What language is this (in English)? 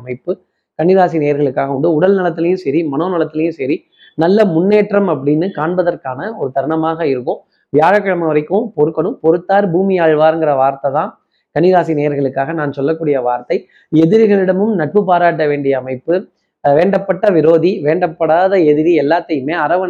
Tamil